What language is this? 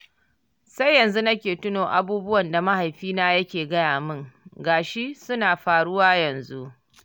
Hausa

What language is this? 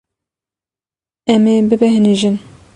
Kurdish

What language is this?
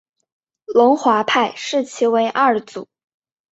Chinese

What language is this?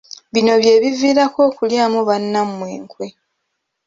Ganda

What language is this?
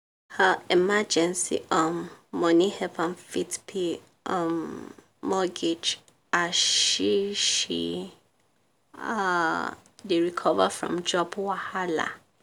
Nigerian Pidgin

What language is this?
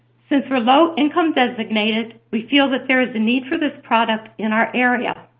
English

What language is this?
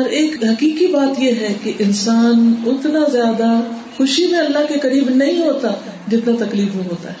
Urdu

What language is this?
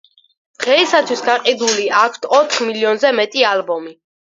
Georgian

